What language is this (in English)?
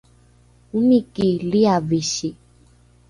Rukai